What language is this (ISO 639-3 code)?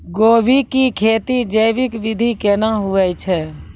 mai